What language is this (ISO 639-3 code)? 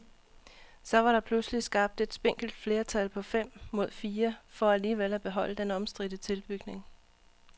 dan